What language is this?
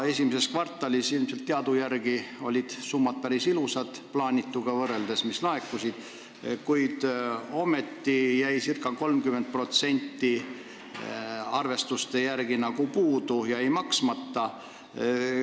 Estonian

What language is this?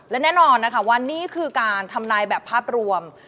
Thai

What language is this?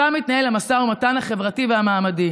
Hebrew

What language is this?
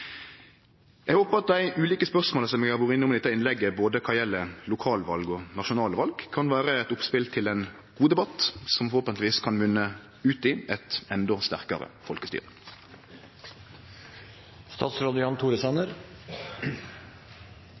Norwegian Nynorsk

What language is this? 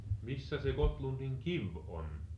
Finnish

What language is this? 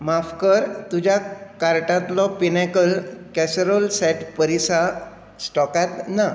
Konkani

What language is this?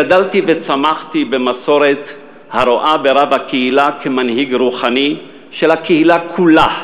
Hebrew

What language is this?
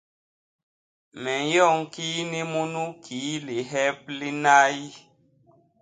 Basaa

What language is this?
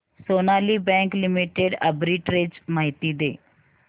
Marathi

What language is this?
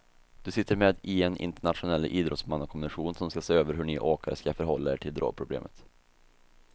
Swedish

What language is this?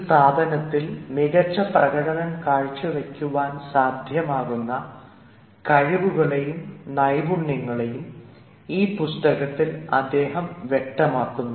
Malayalam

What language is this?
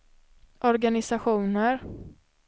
Swedish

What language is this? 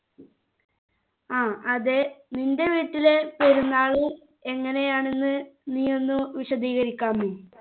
Malayalam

